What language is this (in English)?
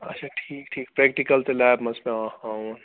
Kashmiri